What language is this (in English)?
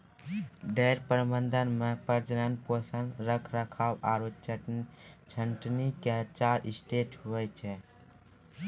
Maithili